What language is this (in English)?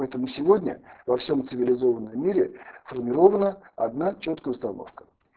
Russian